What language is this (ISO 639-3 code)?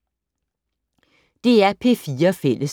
dan